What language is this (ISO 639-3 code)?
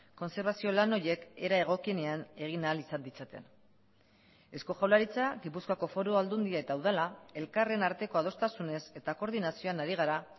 eus